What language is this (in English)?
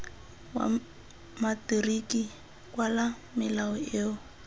Tswana